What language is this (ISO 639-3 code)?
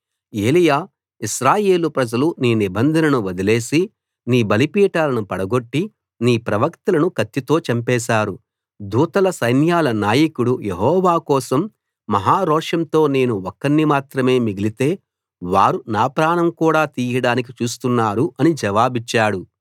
tel